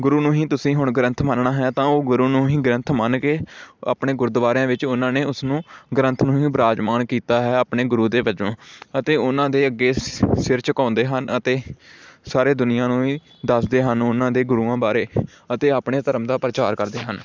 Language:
Punjabi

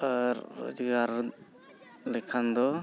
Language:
Santali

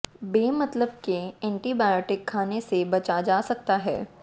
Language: Hindi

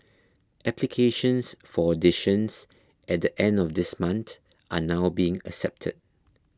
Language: English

